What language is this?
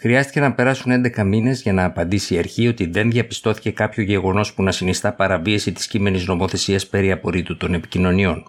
Greek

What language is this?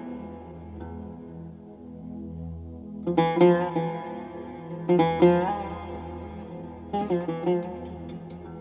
Persian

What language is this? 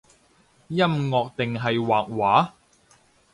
Cantonese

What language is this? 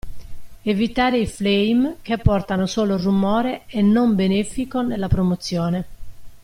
Italian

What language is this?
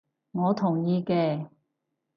Cantonese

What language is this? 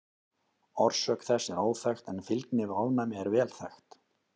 Icelandic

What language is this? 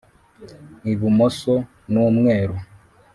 Kinyarwanda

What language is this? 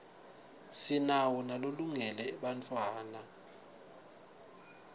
Swati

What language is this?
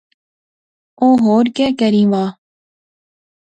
Pahari-Potwari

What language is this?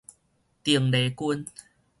Min Nan Chinese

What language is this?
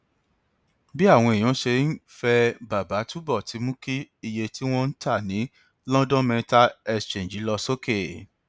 Yoruba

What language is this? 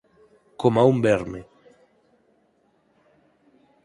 Galician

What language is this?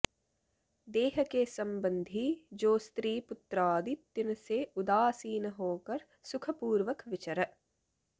Sanskrit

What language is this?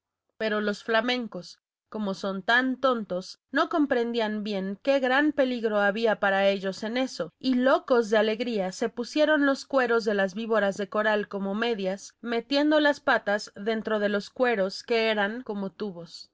Spanish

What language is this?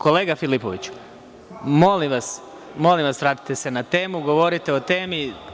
Serbian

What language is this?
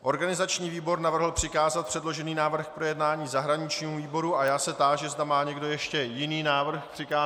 Czech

